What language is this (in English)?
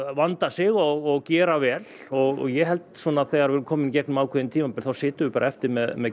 Icelandic